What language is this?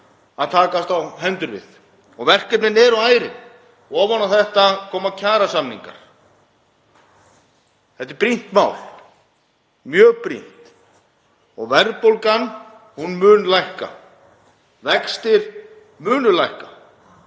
Icelandic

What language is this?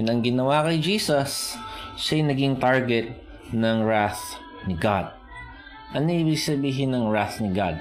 Filipino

